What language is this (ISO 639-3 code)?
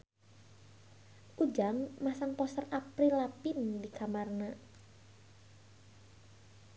sun